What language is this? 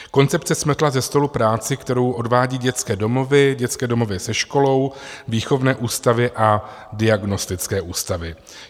Czech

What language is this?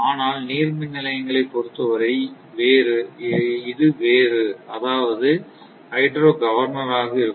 Tamil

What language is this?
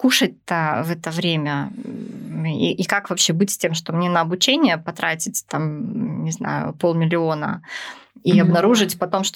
Russian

